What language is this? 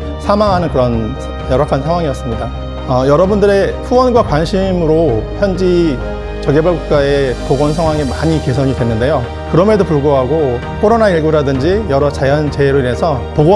Korean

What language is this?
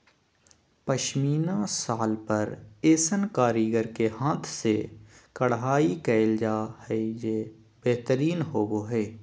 Magahi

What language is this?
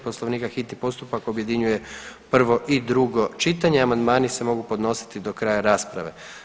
Croatian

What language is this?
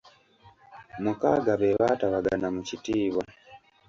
Ganda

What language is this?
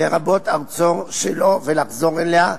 Hebrew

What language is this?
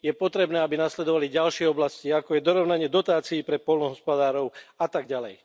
Slovak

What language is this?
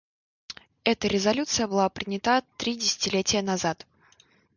Russian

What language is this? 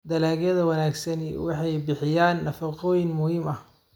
Somali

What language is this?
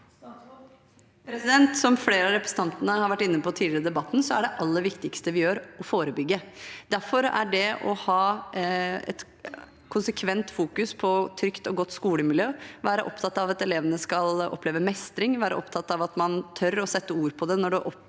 Norwegian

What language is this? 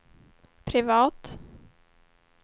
Swedish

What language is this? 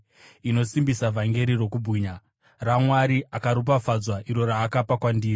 Shona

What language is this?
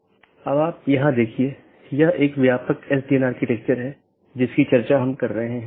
Hindi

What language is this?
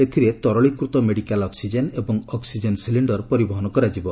Odia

